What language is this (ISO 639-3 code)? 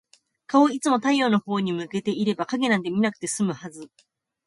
jpn